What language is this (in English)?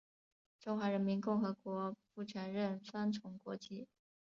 Chinese